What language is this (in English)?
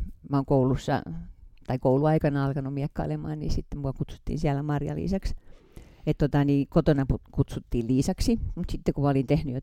Finnish